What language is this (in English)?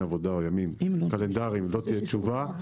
Hebrew